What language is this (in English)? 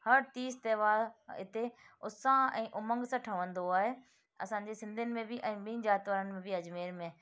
Sindhi